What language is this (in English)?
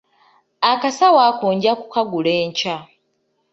Ganda